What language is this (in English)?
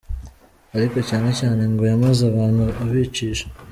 Kinyarwanda